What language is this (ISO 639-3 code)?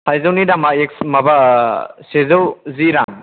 brx